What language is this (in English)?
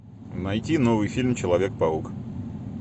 Russian